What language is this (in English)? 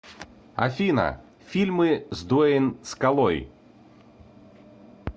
Russian